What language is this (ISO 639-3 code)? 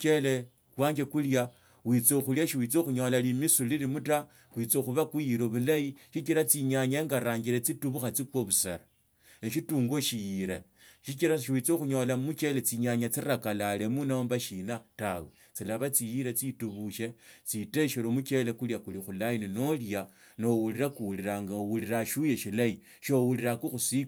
lto